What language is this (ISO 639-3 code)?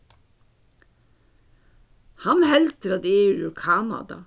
fao